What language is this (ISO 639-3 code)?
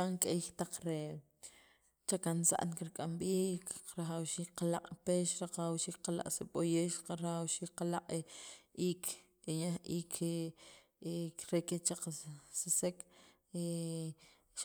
quv